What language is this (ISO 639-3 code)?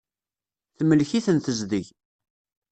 kab